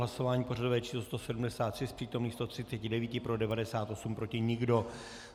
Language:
Czech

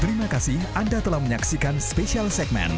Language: Indonesian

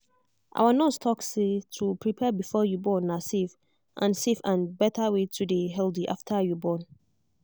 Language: Nigerian Pidgin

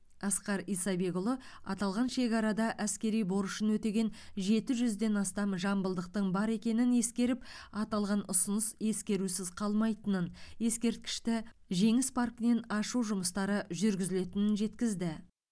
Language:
Kazakh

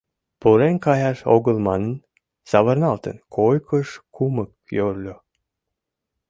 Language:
Mari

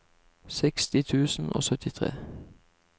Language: Norwegian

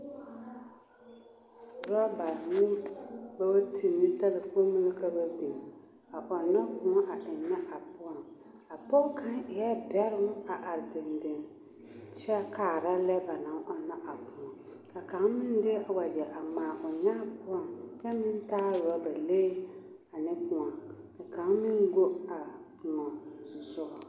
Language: Southern Dagaare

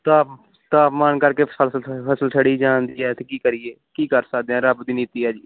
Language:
Punjabi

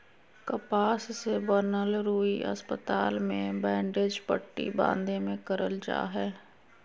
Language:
Magahi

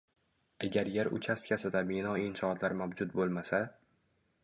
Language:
Uzbek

